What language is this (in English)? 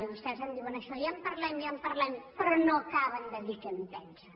Catalan